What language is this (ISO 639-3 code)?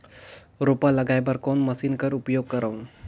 hne